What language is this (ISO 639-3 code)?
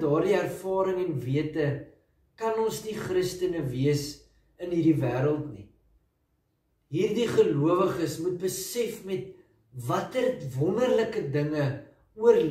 nld